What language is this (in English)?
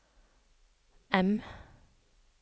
Norwegian